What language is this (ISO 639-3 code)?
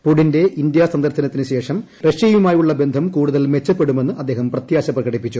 mal